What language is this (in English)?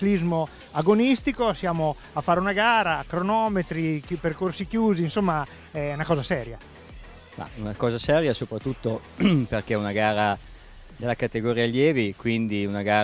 Italian